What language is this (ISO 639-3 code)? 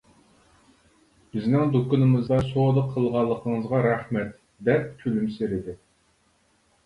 uig